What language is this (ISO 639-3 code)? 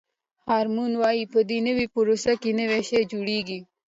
pus